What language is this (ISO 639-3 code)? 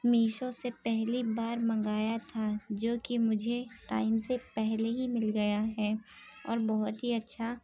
urd